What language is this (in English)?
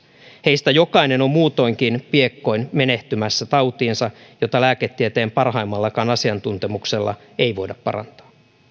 Finnish